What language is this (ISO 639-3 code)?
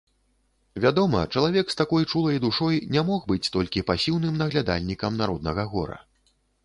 bel